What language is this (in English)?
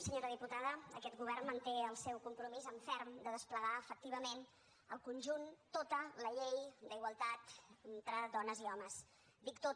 Catalan